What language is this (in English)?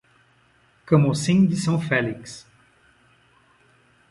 Portuguese